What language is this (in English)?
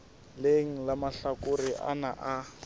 Southern Sotho